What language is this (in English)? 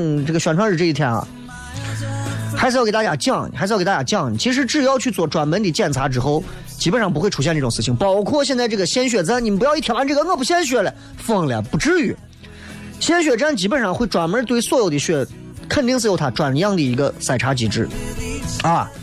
Chinese